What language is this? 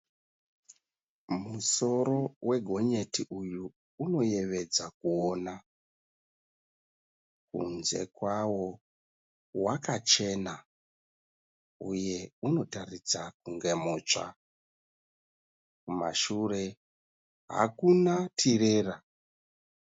Shona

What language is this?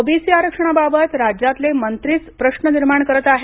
Marathi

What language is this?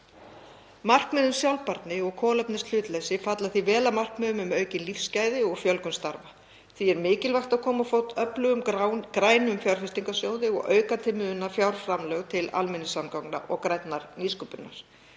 Icelandic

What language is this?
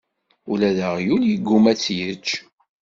Kabyle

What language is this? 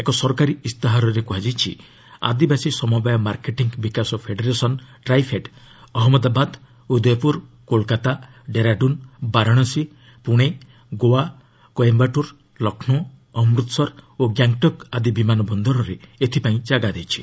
Odia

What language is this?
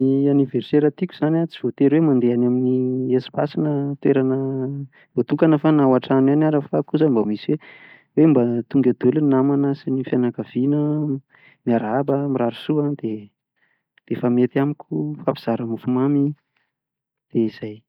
Malagasy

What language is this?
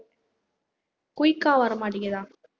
Tamil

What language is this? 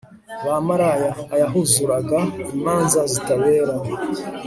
Kinyarwanda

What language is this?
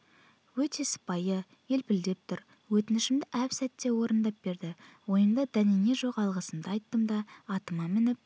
Kazakh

